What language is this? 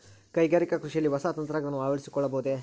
Kannada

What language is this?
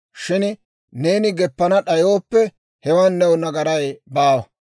Dawro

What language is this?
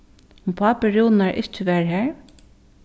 Faroese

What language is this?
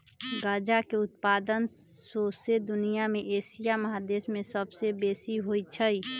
Magahi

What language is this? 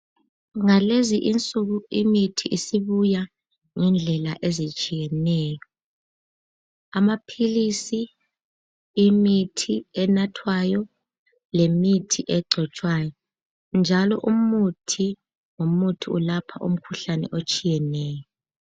North Ndebele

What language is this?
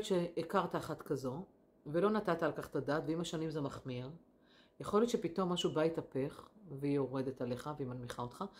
Hebrew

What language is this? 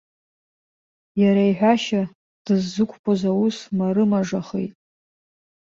Abkhazian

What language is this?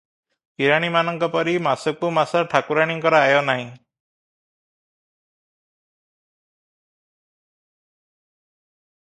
Odia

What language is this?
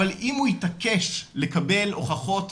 Hebrew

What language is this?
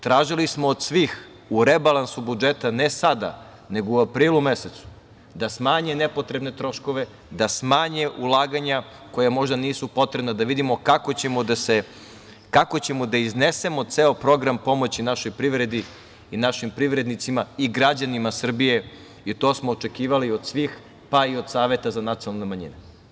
Serbian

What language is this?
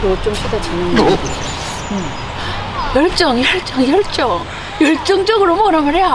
Korean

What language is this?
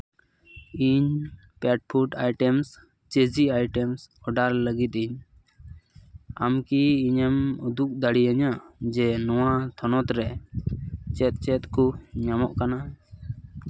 Santali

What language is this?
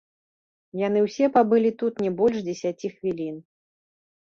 Belarusian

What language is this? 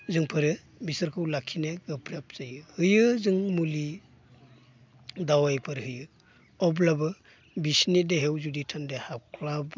Bodo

